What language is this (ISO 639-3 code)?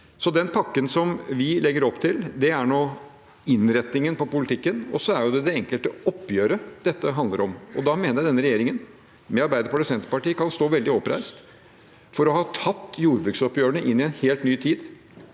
nor